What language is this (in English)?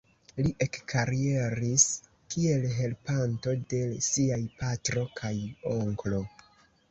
Esperanto